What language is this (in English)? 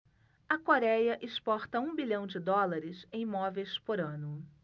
Portuguese